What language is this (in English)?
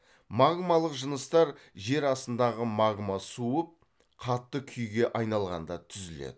Kazakh